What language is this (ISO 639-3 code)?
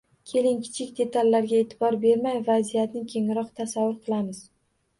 uzb